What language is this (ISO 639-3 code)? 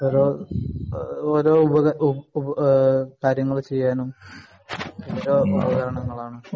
mal